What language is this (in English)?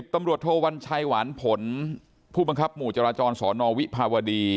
Thai